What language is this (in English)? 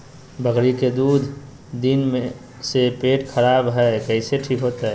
Magahi